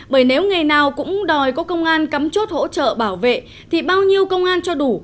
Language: Vietnamese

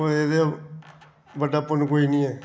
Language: Dogri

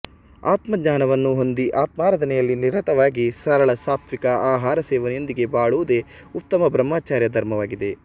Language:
Kannada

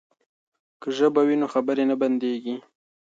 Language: Pashto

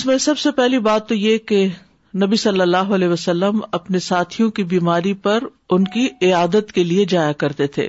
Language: Urdu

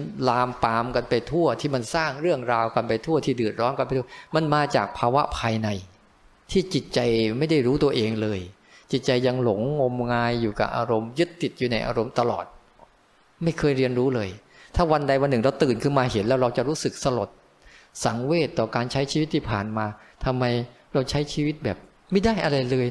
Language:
Thai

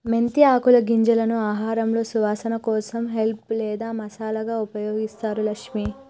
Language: Telugu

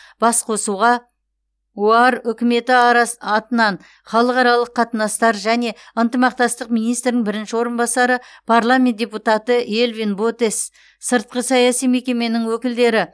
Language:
Kazakh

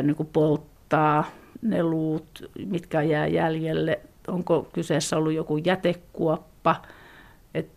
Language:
Finnish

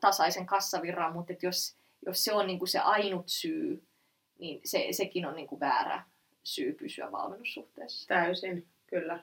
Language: Finnish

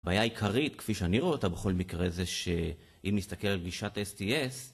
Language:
Hebrew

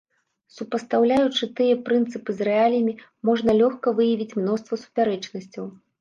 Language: Belarusian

